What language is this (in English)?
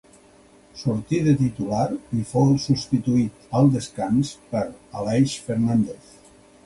Catalan